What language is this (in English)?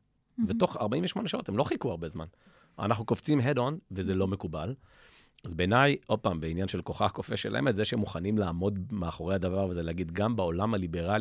Hebrew